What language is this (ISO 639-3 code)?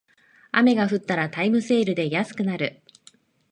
jpn